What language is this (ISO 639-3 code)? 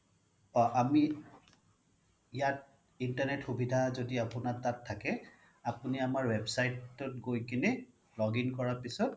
asm